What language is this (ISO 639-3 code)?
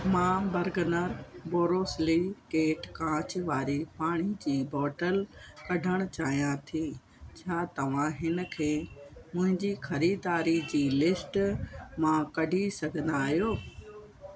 snd